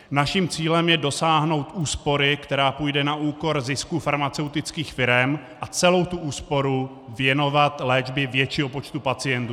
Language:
Czech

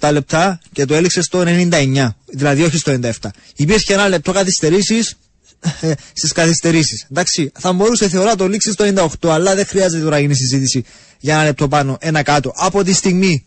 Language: Greek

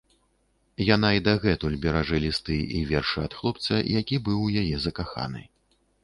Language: Belarusian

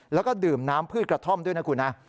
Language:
Thai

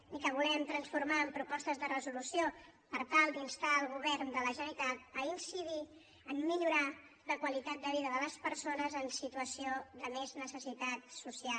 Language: Catalan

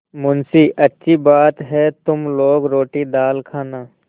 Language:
Hindi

